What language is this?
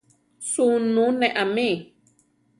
Central Tarahumara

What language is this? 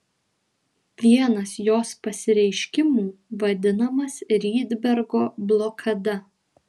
Lithuanian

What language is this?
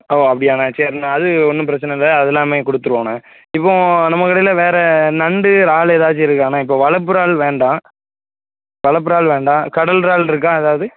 Tamil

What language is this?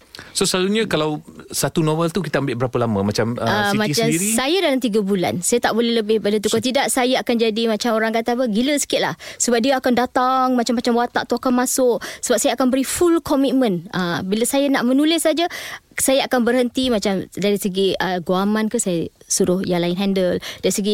Malay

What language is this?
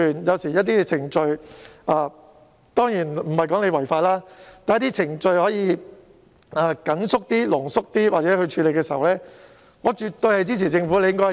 Cantonese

